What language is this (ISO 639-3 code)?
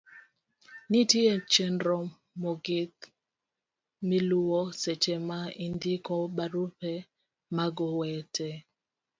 luo